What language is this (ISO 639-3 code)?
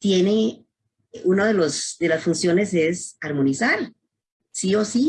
spa